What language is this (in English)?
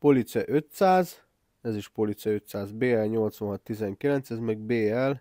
Hungarian